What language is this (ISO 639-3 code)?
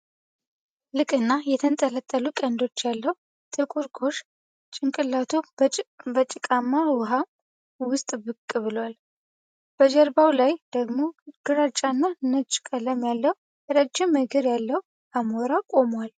amh